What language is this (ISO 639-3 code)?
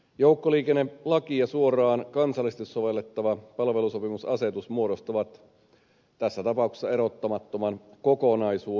fin